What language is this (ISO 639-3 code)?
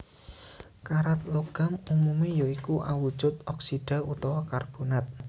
jav